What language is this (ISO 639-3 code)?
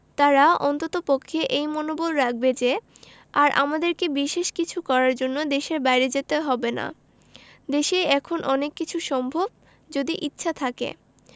ben